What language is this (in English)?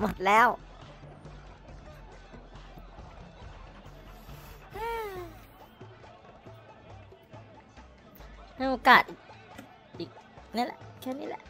Thai